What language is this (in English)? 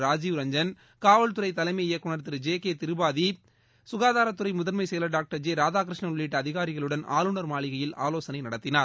Tamil